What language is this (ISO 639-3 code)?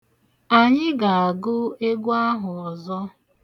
ibo